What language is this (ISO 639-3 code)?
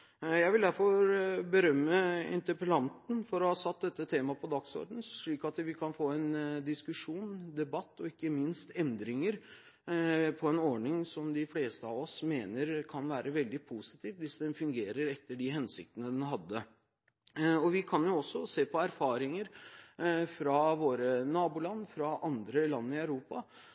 nob